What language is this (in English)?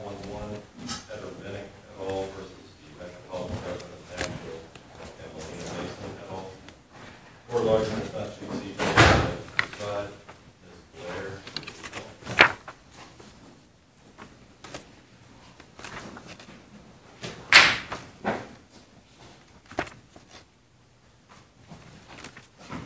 English